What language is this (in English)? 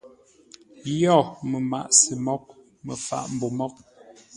Ngombale